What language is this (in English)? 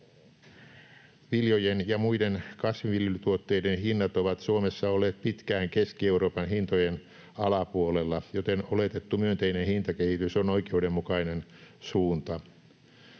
Finnish